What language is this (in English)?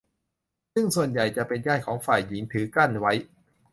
Thai